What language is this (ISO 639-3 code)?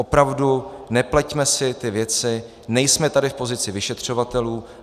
ces